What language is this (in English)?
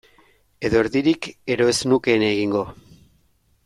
Basque